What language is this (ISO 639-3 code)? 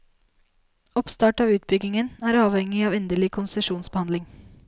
nor